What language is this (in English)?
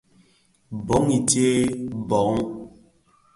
Bafia